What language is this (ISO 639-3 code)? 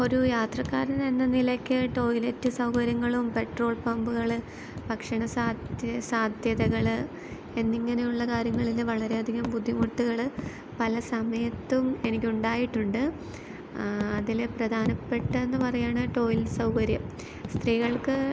mal